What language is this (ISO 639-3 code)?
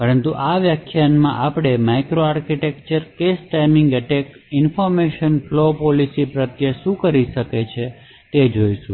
guj